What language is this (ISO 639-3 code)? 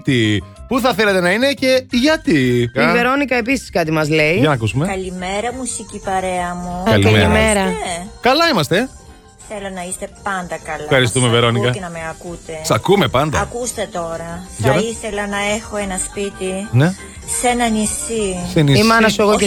ell